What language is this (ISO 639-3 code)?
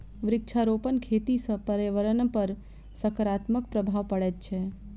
mai